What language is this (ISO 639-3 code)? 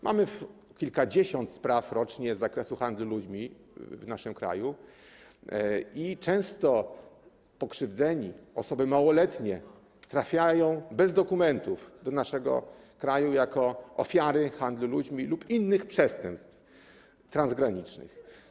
pol